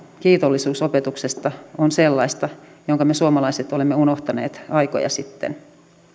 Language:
Finnish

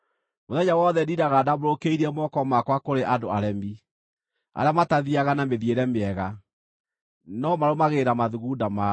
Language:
Kikuyu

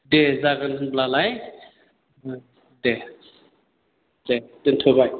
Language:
Bodo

